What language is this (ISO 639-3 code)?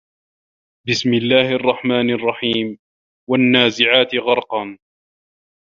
ara